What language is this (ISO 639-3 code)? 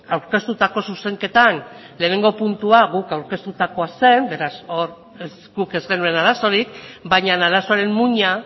eus